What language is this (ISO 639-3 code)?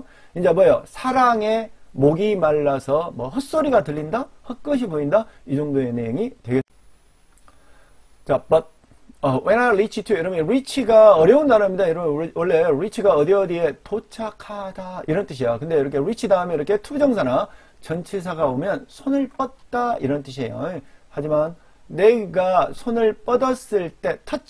kor